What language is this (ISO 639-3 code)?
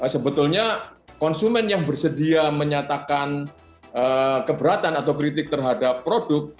ind